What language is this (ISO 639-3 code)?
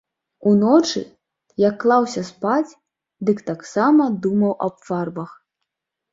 bel